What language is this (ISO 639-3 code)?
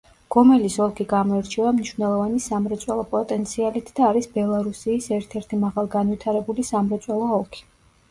kat